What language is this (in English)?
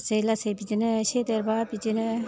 Bodo